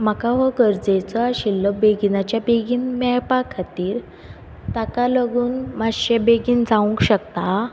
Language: Konkani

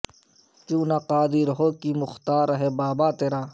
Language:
Urdu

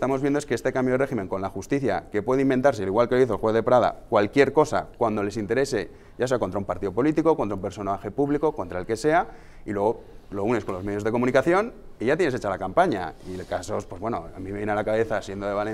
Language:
Spanish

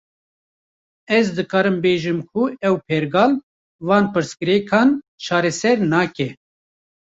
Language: Kurdish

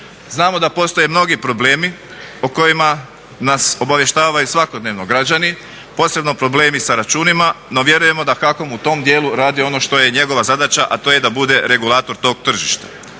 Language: Croatian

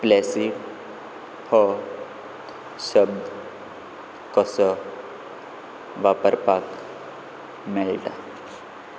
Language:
Konkani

